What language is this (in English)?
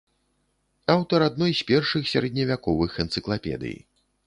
Belarusian